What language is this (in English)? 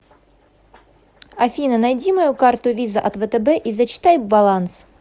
Russian